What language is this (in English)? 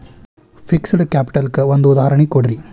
Kannada